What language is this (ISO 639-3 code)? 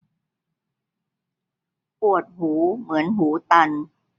tha